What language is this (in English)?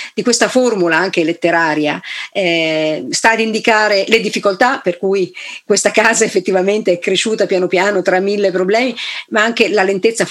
Italian